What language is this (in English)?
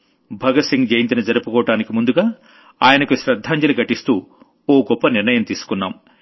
Telugu